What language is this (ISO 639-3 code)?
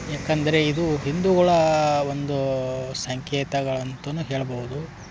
kan